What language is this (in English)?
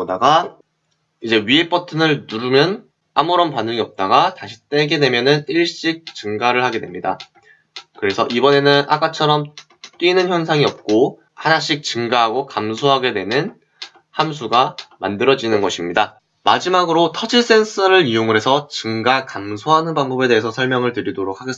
Korean